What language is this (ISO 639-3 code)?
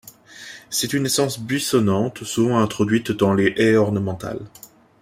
fra